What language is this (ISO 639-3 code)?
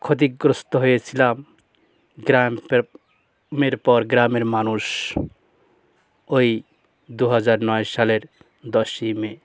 ben